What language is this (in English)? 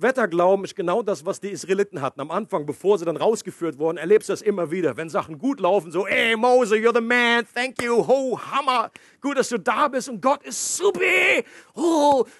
German